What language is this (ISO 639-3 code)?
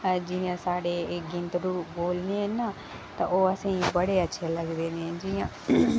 doi